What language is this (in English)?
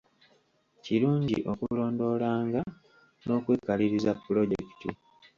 Ganda